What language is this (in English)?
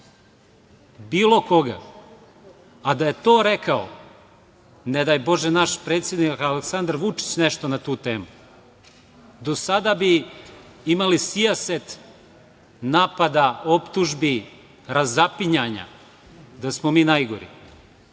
Serbian